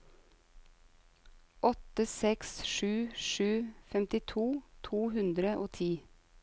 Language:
Norwegian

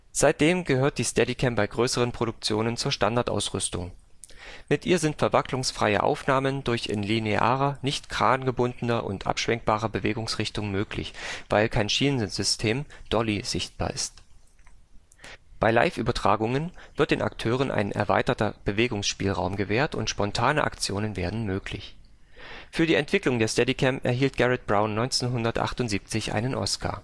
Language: German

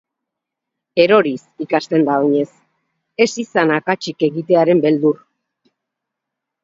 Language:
Basque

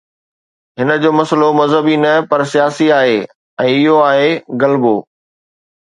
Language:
Sindhi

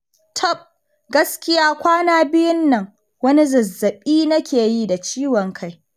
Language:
Hausa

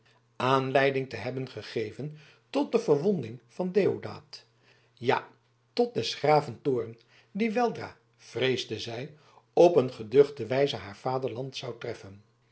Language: Dutch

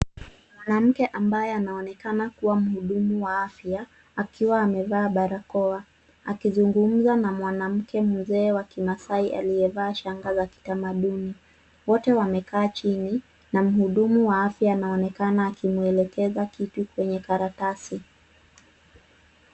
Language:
Swahili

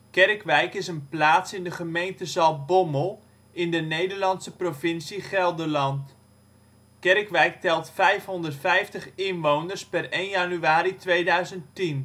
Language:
Dutch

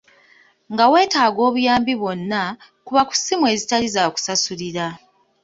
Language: Ganda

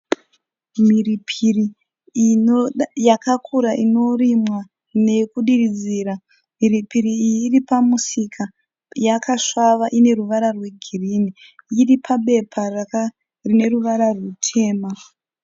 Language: Shona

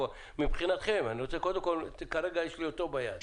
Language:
Hebrew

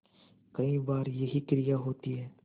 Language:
Hindi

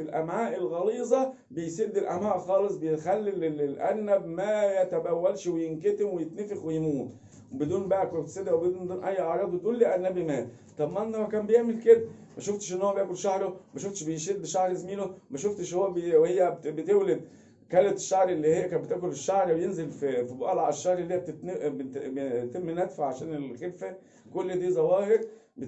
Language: Arabic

